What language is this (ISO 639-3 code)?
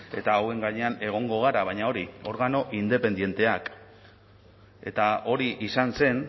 eus